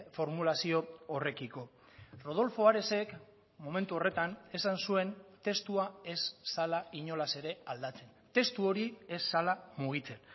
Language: Basque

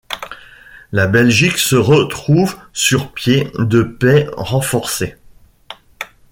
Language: French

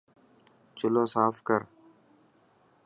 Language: Dhatki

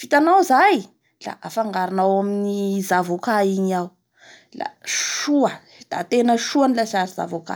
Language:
Bara Malagasy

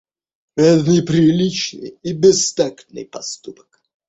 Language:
Russian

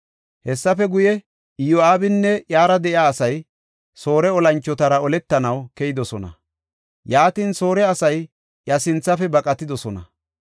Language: Gofa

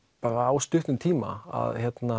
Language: Icelandic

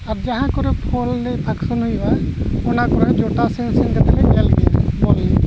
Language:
Santali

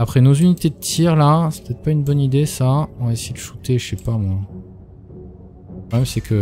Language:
French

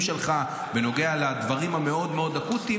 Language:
Hebrew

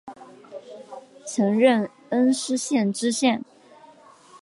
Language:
Chinese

